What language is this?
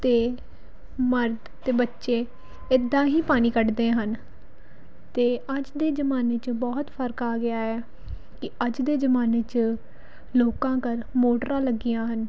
Punjabi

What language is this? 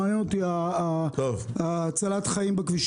Hebrew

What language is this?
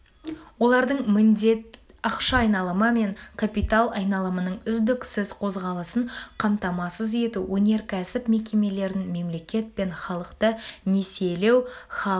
Kazakh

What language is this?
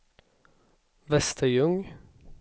Swedish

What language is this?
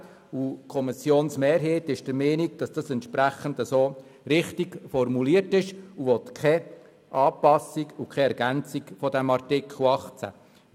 Swiss German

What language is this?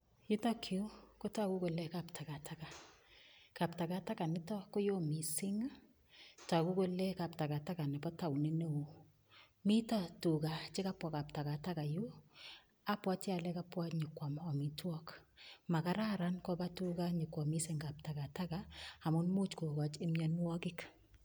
Kalenjin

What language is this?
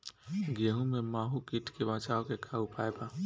Bhojpuri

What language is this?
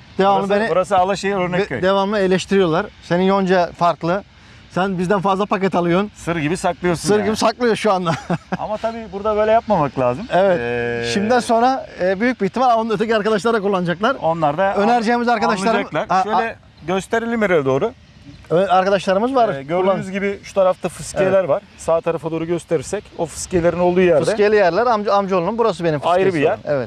Turkish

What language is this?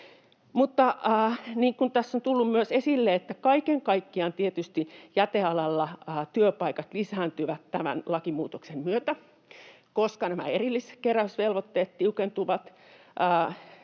Finnish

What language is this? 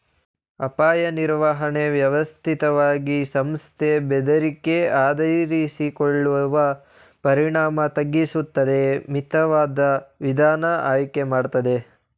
Kannada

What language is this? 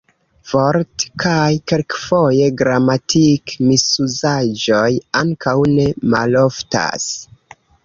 Esperanto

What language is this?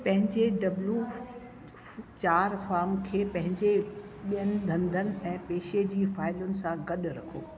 Sindhi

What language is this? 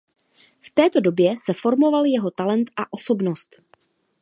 Czech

